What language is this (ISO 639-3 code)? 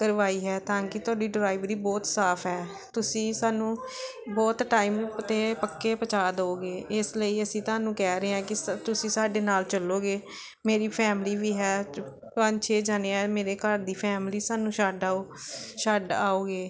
pan